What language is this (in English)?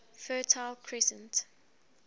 English